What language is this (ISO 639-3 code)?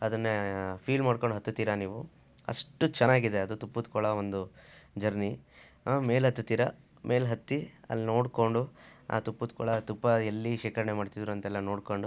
kan